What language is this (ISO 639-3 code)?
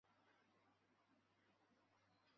zho